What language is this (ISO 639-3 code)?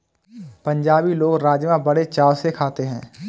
hin